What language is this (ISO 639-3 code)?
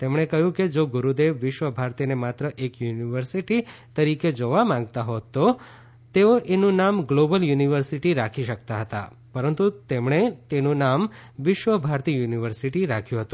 guj